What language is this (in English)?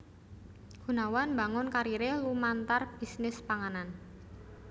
Javanese